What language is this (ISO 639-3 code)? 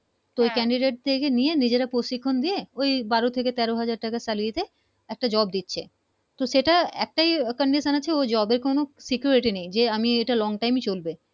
ben